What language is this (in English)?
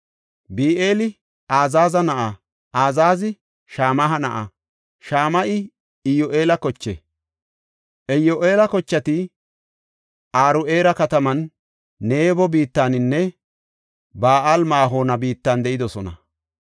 Gofa